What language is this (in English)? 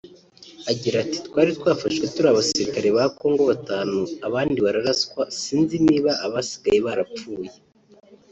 Kinyarwanda